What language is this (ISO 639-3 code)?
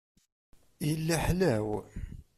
kab